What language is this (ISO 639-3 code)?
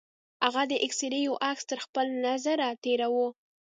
pus